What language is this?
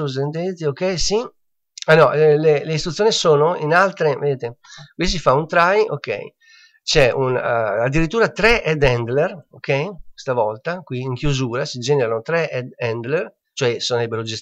Italian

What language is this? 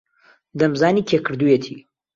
Central Kurdish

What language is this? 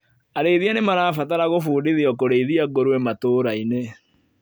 Kikuyu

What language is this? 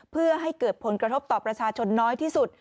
Thai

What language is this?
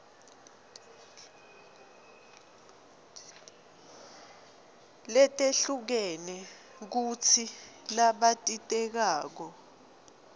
Swati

